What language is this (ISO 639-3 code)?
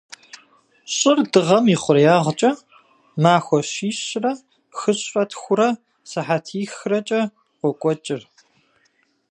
kbd